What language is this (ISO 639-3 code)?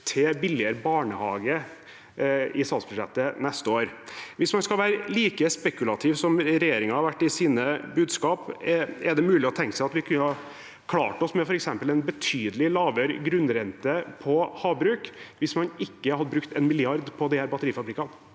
nor